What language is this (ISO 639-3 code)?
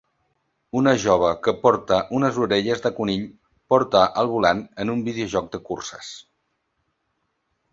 cat